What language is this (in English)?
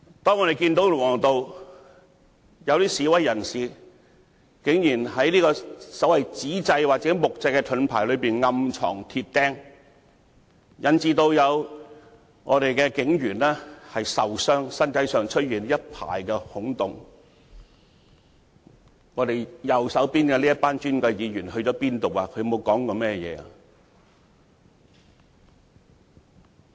Cantonese